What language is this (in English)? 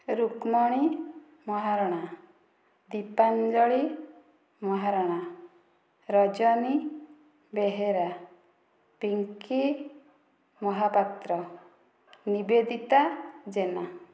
Odia